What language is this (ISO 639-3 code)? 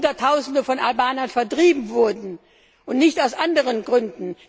deu